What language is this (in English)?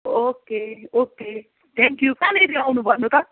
Nepali